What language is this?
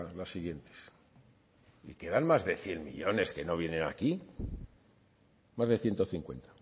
Spanish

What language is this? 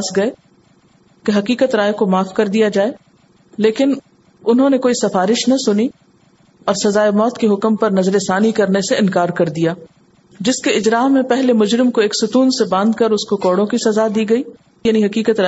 Urdu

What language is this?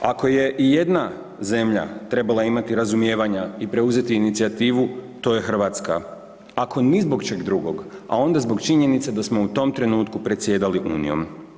Croatian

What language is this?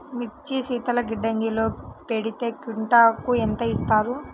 Telugu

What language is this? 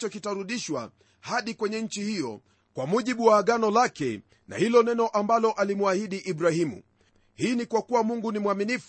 Swahili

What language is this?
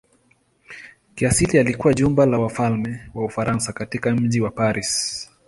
Swahili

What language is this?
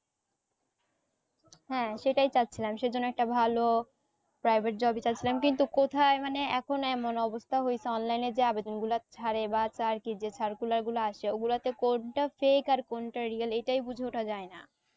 Bangla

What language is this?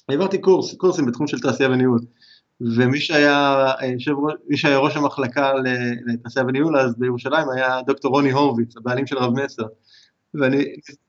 Hebrew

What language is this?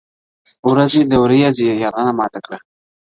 Pashto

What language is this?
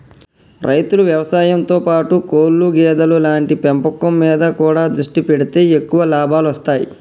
Telugu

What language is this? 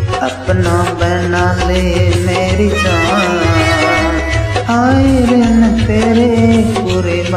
Hindi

